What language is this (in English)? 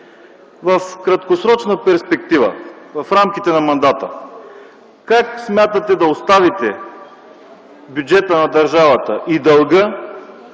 Bulgarian